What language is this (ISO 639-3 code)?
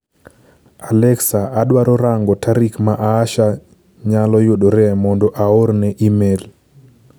luo